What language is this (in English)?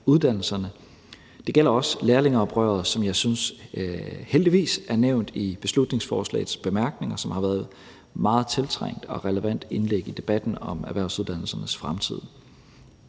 Danish